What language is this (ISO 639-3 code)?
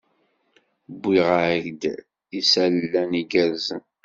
kab